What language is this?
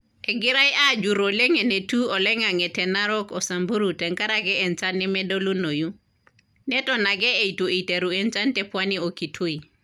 Masai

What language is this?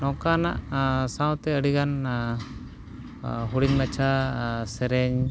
Santali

